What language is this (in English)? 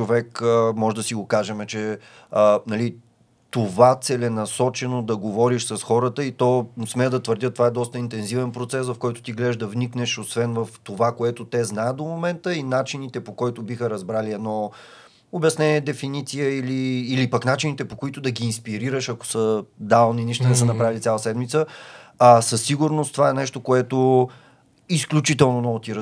Bulgarian